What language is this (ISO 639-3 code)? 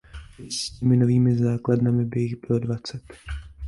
ces